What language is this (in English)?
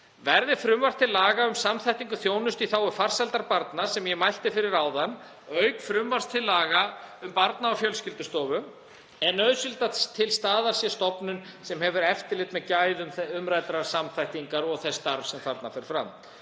Icelandic